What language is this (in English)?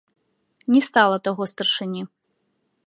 Belarusian